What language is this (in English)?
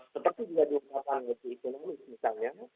Indonesian